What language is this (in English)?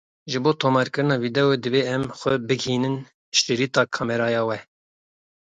Kurdish